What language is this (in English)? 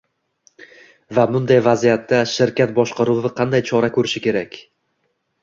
Uzbek